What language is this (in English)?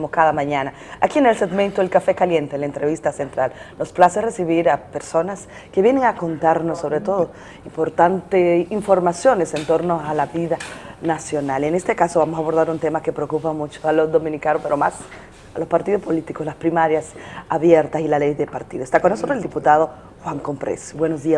Spanish